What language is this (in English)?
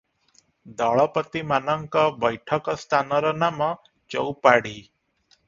Odia